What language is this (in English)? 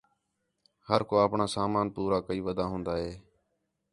Khetrani